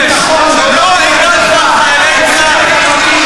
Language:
Hebrew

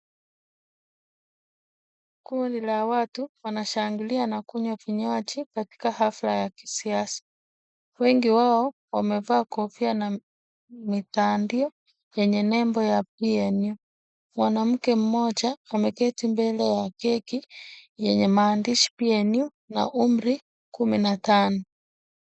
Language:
Swahili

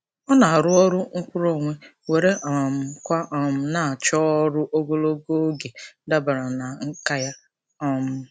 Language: Igbo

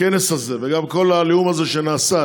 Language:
Hebrew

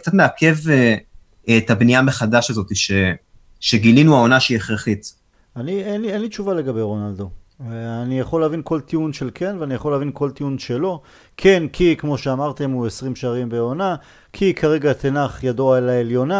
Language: Hebrew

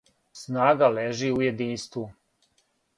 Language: Serbian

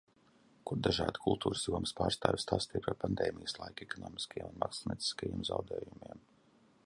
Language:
Latvian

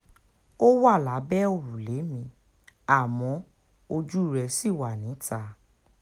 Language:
Yoruba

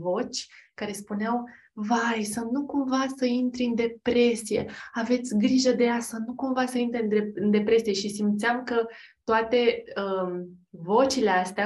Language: Romanian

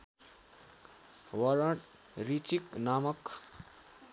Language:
Nepali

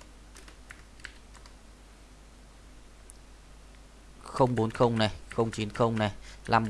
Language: Vietnamese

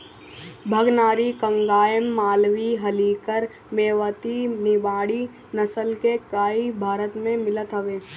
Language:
Bhojpuri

